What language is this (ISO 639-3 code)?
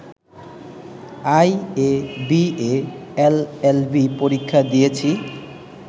ben